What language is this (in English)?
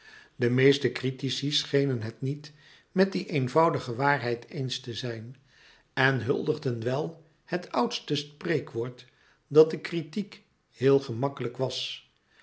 Dutch